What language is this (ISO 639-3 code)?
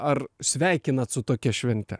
lit